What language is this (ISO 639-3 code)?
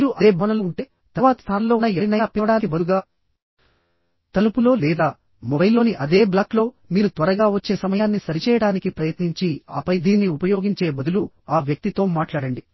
tel